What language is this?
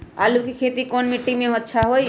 Magahi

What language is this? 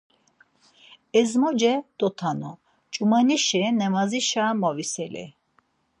Laz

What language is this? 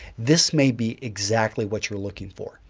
English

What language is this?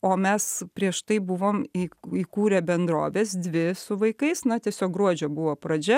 Lithuanian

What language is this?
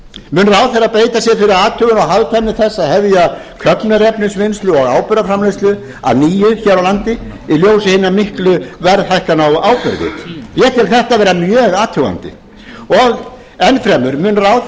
Icelandic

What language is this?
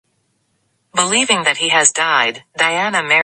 English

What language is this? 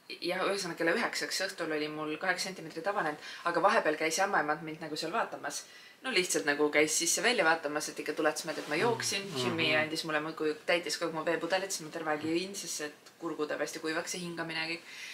Finnish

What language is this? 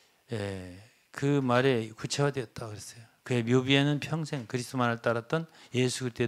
Korean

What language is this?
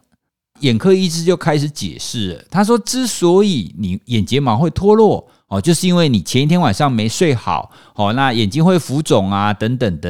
Chinese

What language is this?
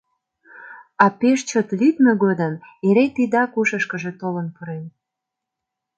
Mari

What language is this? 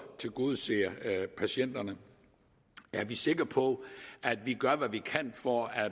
Danish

